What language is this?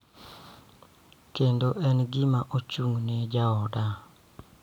Luo (Kenya and Tanzania)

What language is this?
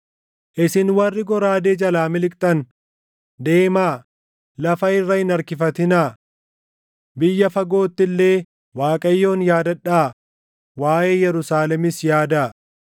Oromo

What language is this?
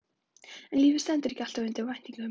Icelandic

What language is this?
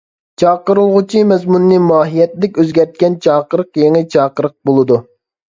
Uyghur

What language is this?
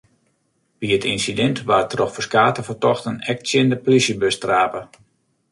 Western Frisian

